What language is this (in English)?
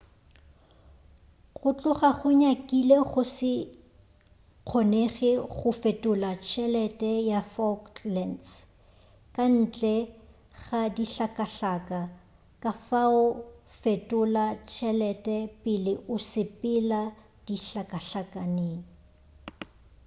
Northern Sotho